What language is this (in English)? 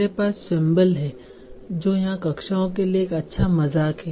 Hindi